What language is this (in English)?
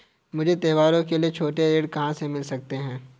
Hindi